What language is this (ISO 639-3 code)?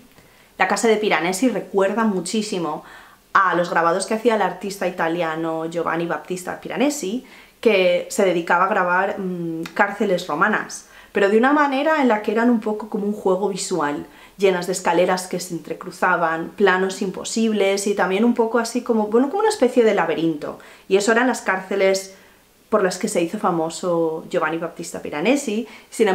spa